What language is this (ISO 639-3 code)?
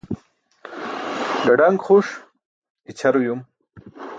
bsk